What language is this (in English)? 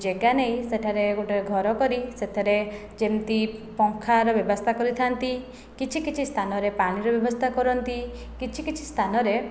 Odia